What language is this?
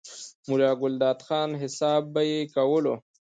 Pashto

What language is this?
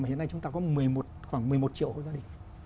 Vietnamese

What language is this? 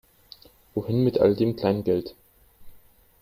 German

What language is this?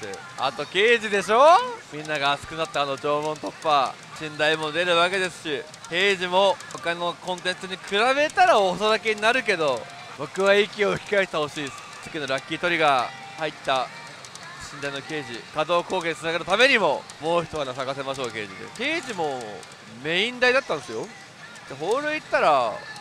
Japanese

